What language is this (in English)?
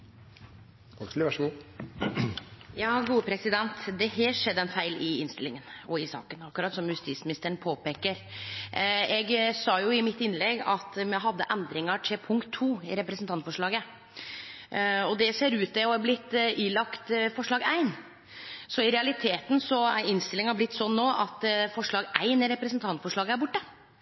Norwegian Nynorsk